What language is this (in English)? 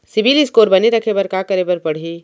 Chhattisgarhi